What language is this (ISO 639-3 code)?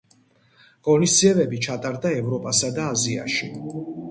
kat